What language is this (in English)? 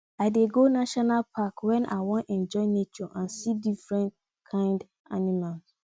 Nigerian Pidgin